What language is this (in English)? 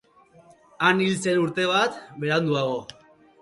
Basque